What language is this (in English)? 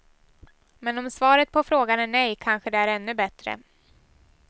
Swedish